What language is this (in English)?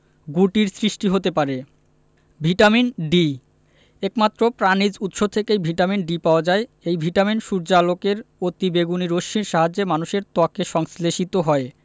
Bangla